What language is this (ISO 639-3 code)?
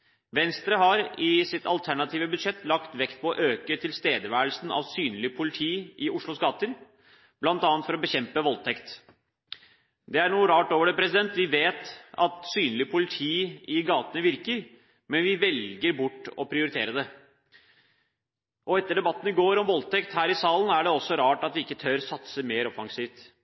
nob